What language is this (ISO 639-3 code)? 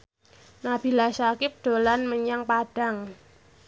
jav